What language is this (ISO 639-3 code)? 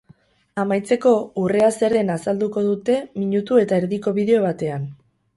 eus